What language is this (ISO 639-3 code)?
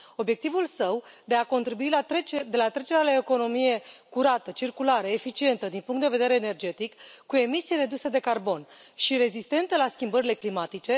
ron